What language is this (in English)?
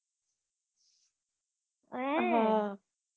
Gujarati